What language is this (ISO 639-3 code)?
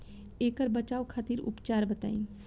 bho